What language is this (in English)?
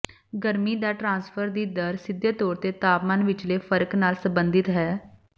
Punjabi